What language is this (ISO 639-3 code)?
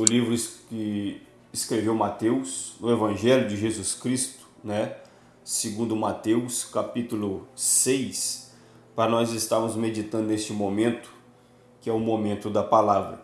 por